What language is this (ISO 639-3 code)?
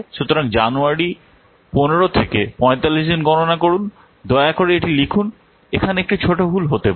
ben